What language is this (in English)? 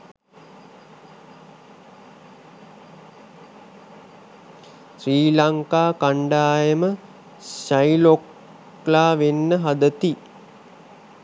Sinhala